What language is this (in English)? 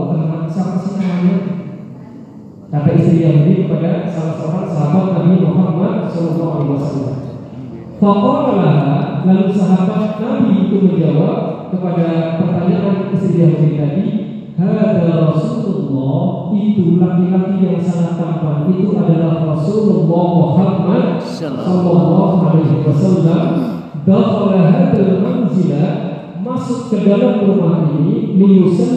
Indonesian